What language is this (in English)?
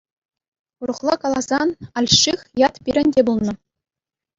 Chuvash